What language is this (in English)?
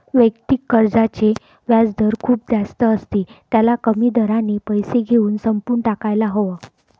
Marathi